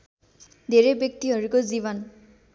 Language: Nepali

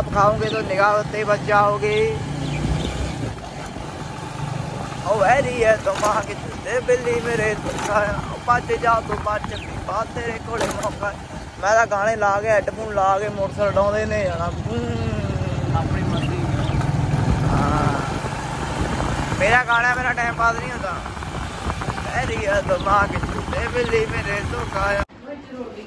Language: Punjabi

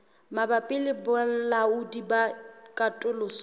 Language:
Southern Sotho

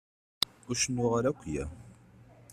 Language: Kabyle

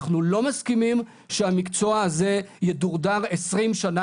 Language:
Hebrew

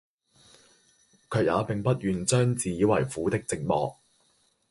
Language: Cantonese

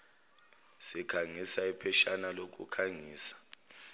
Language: Zulu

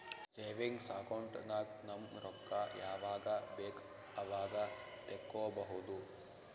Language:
Kannada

